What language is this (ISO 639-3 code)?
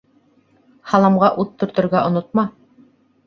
bak